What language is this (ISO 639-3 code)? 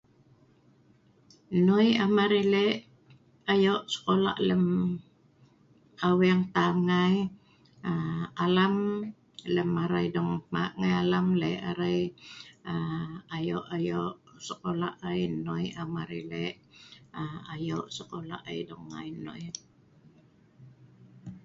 snv